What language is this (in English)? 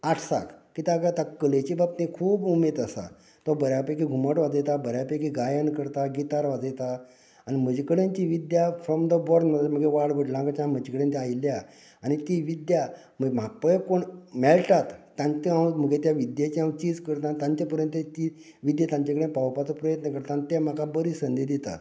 Konkani